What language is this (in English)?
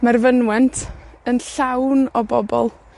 Welsh